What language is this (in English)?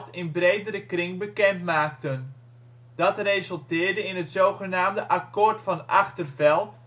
Dutch